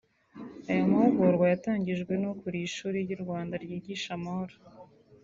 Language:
Kinyarwanda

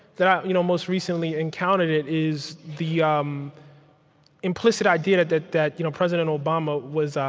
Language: English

